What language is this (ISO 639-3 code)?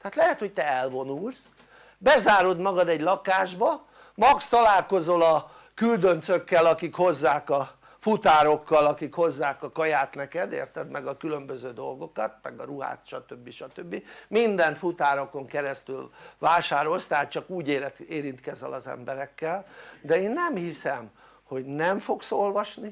hun